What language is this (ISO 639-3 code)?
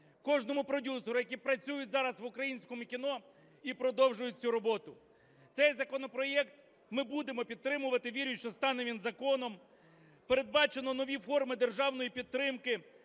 ukr